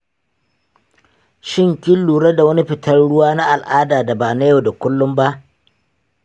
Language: Hausa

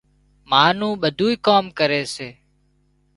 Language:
Wadiyara Koli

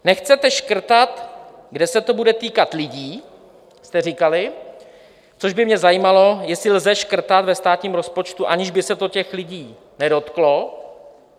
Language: Czech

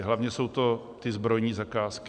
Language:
Czech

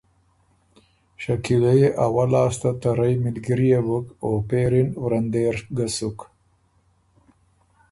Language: Ormuri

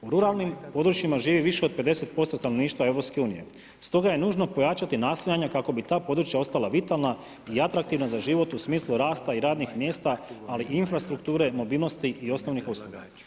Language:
Croatian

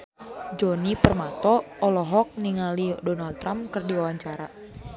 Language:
Sundanese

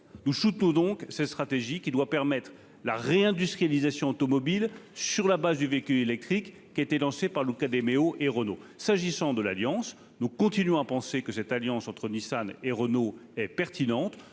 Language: French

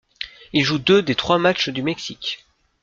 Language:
French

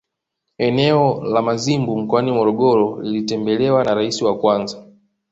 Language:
Swahili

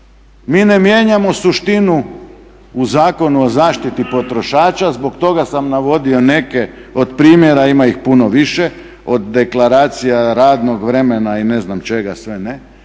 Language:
Croatian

